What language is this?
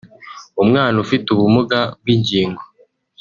Kinyarwanda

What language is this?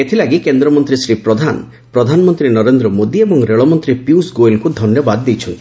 Odia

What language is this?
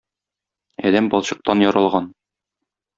Tatar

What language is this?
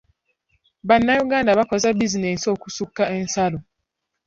Ganda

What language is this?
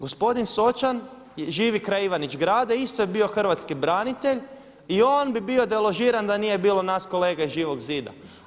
Croatian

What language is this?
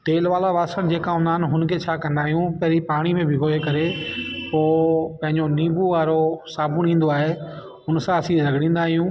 Sindhi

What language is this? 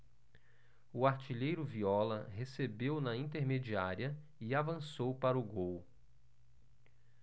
Portuguese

